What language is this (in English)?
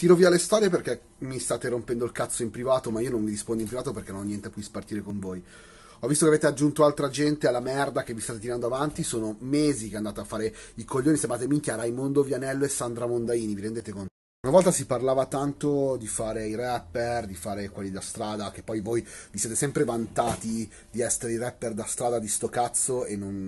Italian